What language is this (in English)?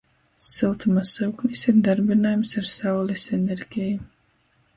Latgalian